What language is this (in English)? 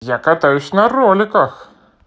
Russian